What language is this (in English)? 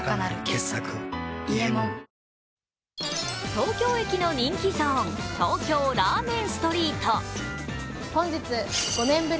Japanese